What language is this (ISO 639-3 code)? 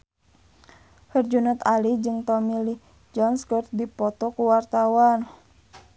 sun